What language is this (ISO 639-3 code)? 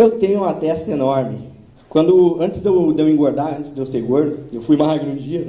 por